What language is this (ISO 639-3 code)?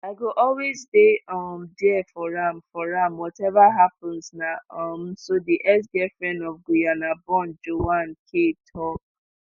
pcm